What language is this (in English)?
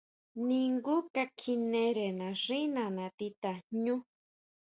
Huautla Mazatec